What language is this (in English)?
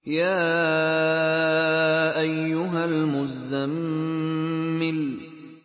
Arabic